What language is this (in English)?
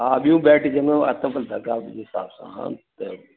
Sindhi